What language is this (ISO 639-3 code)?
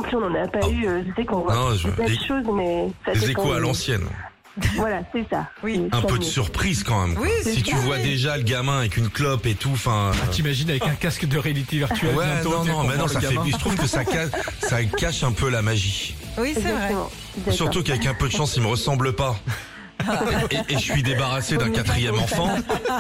fra